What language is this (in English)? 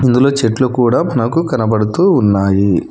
Telugu